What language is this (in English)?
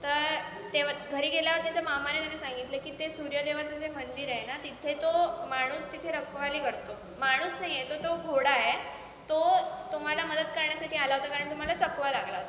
Marathi